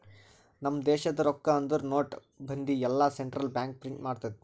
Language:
Kannada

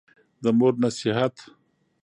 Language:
Pashto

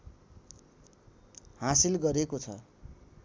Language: Nepali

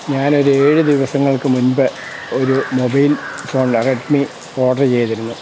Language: Malayalam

